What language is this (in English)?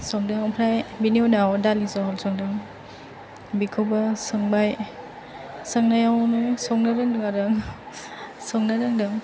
Bodo